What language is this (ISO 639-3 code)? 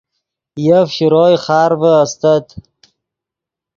ydg